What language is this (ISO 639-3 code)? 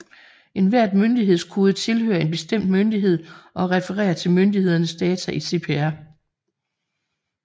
dan